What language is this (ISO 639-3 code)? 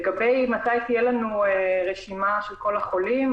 heb